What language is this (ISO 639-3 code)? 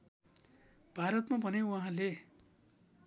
nep